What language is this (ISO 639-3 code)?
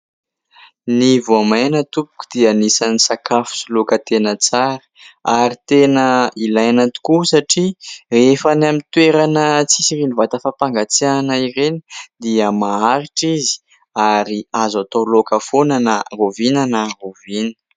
mlg